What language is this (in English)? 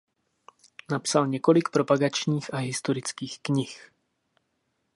Czech